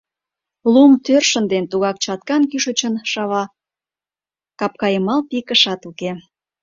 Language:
Mari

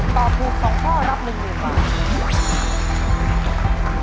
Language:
Thai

